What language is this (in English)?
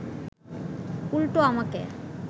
Bangla